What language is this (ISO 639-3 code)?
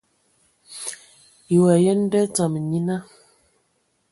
ewo